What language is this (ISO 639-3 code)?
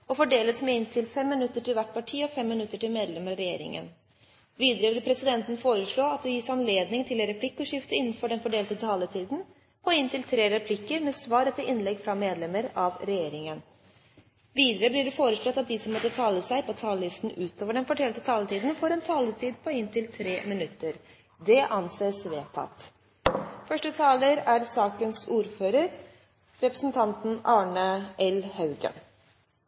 nob